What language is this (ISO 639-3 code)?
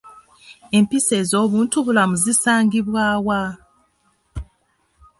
lug